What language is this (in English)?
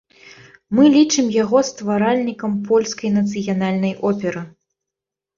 Belarusian